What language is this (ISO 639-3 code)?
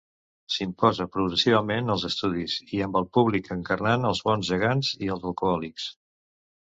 cat